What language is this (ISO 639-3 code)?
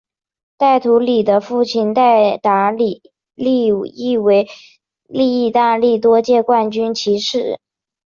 zho